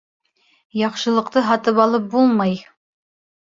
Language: Bashkir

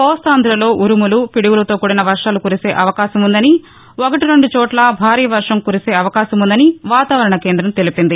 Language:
Telugu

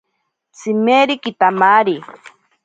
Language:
Ashéninka Perené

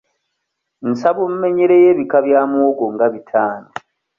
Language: Ganda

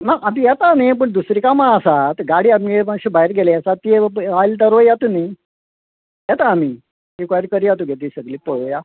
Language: Konkani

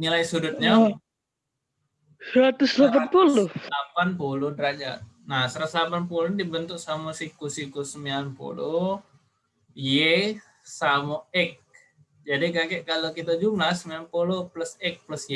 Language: Indonesian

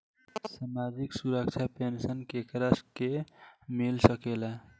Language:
Bhojpuri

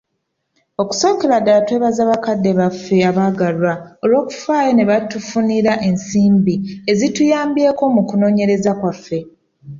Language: Ganda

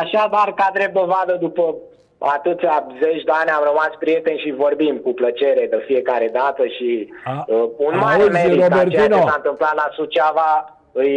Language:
Romanian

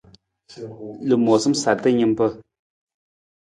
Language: Nawdm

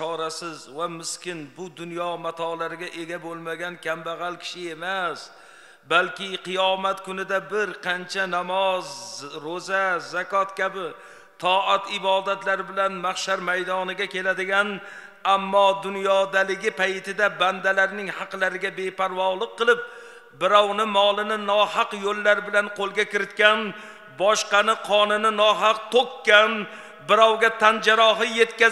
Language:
Turkish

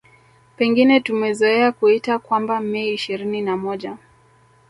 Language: Swahili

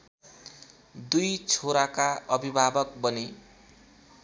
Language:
Nepali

